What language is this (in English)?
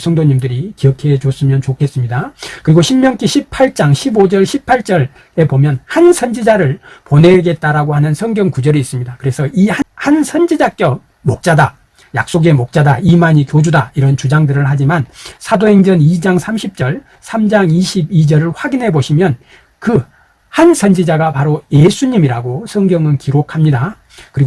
Korean